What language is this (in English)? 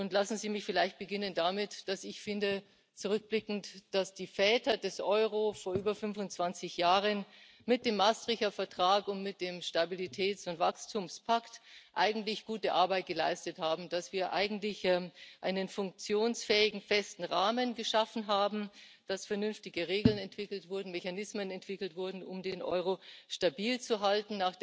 German